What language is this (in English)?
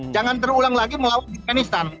Indonesian